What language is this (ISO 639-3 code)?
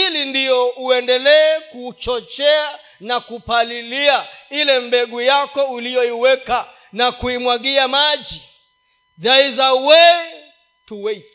swa